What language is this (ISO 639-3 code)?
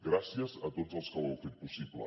cat